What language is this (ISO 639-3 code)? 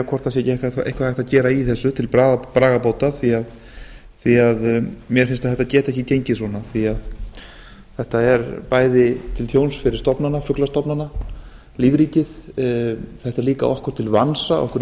isl